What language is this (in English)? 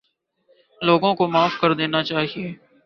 Urdu